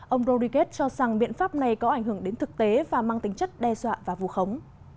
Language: Vietnamese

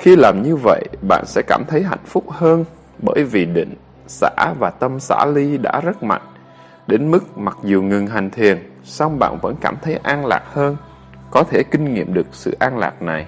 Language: Vietnamese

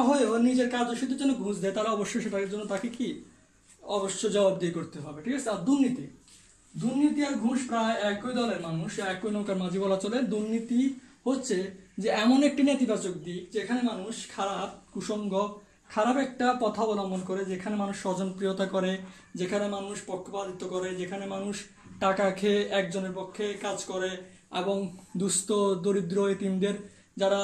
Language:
Turkish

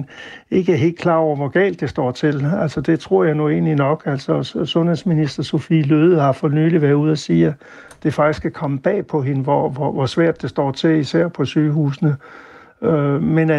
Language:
Danish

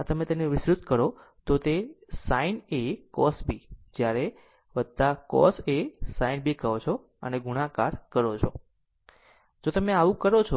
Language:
Gujarati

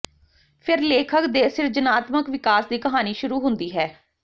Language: Punjabi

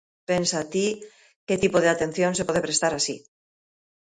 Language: Galician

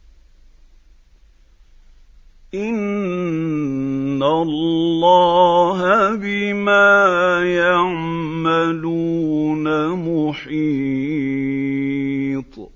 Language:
Arabic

